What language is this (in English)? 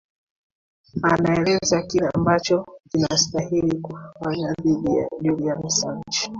Swahili